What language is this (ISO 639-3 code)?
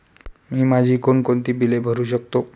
mar